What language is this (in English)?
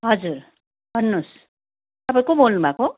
Nepali